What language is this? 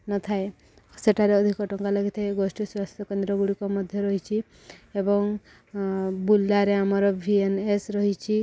Odia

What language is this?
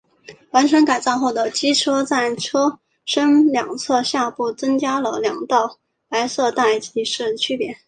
Chinese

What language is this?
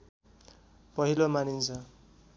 Nepali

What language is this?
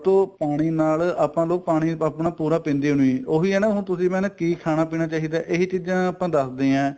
Punjabi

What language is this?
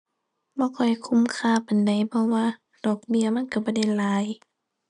Thai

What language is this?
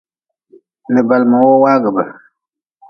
Nawdm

